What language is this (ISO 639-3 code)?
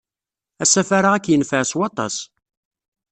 kab